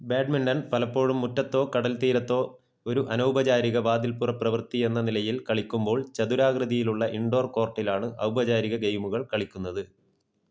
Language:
Malayalam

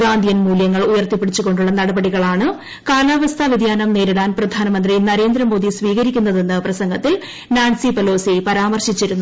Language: Malayalam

